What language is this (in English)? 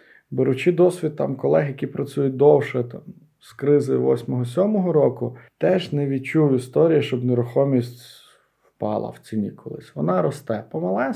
Ukrainian